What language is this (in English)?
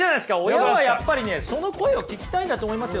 Japanese